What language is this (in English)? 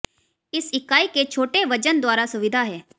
Hindi